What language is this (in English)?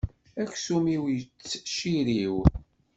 Kabyle